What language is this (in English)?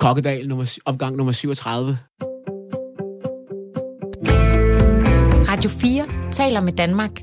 Danish